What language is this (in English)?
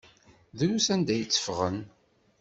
Kabyle